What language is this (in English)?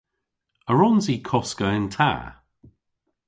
Cornish